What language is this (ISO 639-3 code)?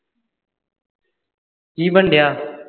pan